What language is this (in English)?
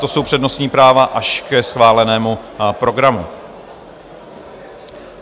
Czech